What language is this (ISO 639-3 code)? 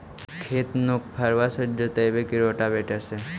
mag